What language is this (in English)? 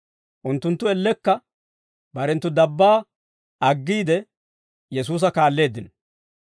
Dawro